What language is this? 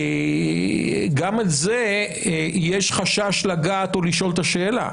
Hebrew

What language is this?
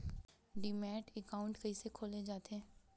Chhattisgarhi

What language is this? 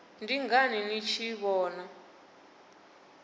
Venda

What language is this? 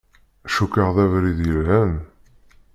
Kabyle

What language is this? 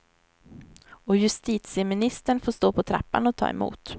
Swedish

